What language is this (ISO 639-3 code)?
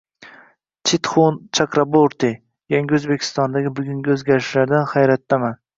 uzb